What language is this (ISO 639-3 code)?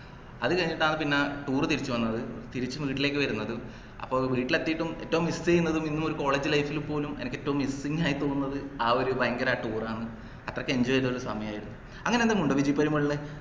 mal